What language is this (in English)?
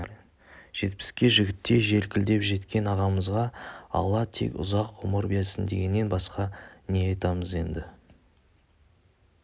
Kazakh